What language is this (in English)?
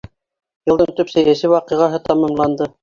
Bashkir